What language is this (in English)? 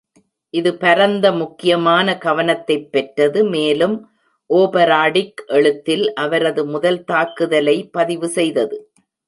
Tamil